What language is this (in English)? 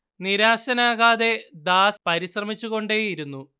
Malayalam